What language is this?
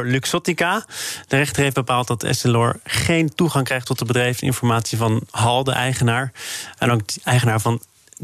Dutch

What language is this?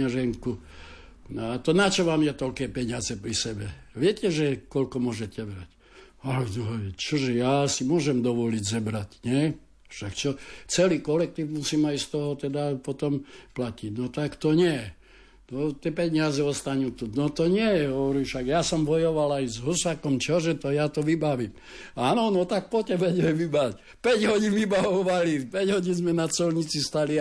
Slovak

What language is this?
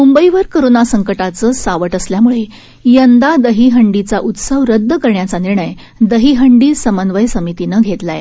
Marathi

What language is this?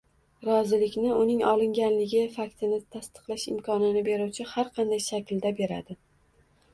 Uzbek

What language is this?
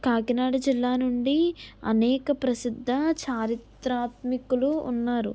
Telugu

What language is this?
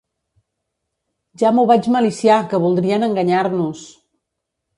Catalan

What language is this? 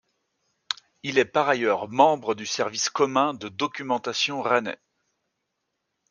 French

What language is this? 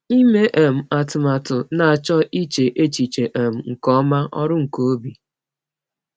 Igbo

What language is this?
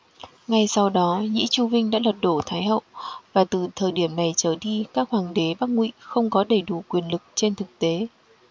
Vietnamese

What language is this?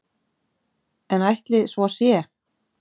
Icelandic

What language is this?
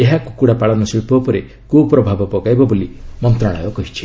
Odia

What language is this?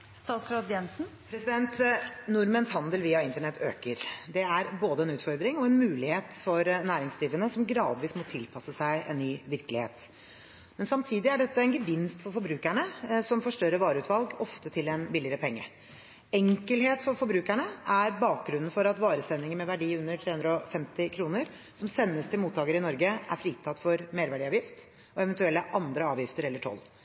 Norwegian Bokmål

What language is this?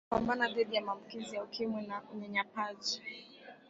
Swahili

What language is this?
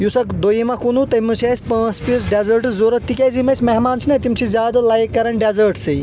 Kashmiri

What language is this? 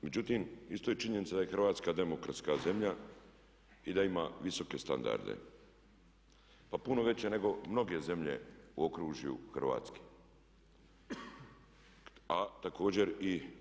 Croatian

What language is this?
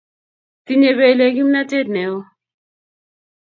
Kalenjin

